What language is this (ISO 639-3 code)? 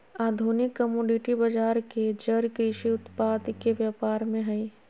mag